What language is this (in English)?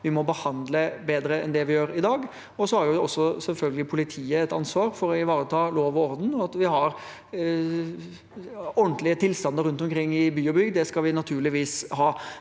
Norwegian